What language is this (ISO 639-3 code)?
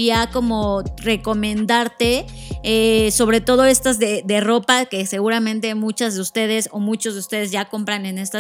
spa